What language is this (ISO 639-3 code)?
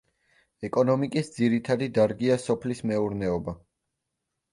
kat